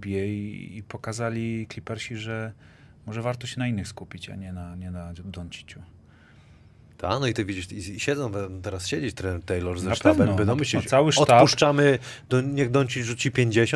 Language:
Polish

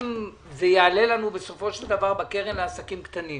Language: Hebrew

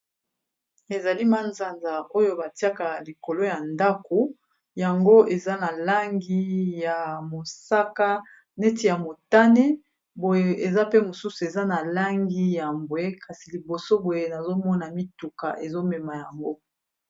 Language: Lingala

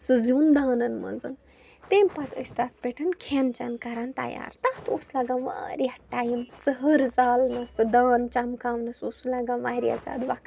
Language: Kashmiri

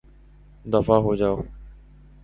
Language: Urdu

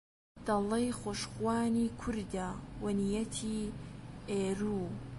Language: Central Kurdish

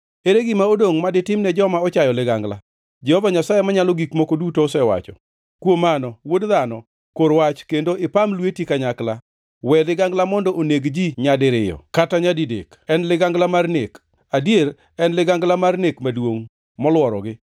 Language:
Luo (Kenya and Tanzania)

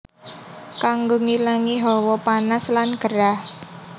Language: Javanese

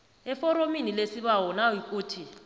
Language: South Ndebele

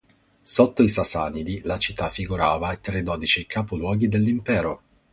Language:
Italian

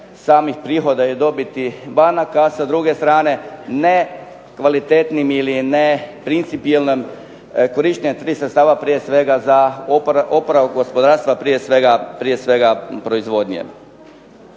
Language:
Croatian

